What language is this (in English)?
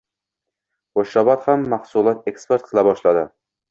Uzbek